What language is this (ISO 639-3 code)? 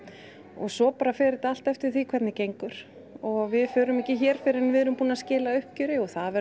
isl